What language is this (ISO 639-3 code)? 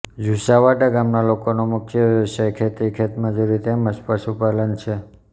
guj